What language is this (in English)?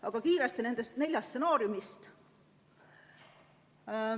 Estonian